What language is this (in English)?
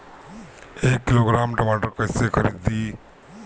Bhojpuri